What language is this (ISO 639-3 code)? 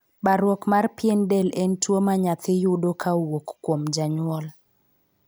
luo